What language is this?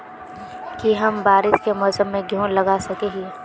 Magahi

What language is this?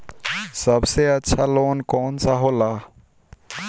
Bhojpuri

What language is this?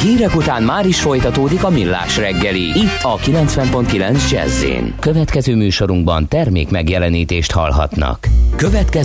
Hungarian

